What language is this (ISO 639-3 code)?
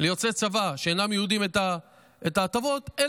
heb